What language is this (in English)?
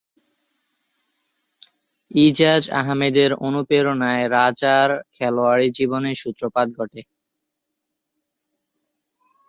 Bangla